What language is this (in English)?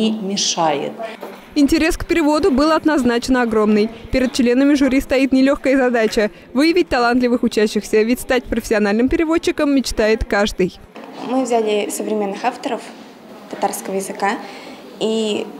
Russian